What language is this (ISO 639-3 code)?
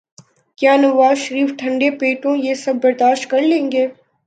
urd